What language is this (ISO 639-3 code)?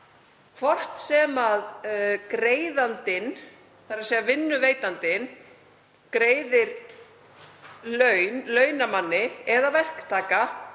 isl